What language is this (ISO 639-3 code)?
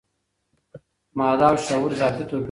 pus